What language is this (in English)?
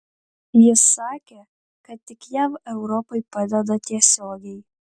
Lithuanian